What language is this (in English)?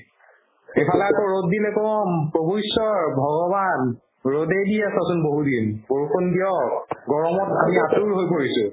Assamese